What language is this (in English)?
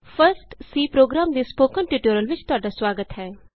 Punjabi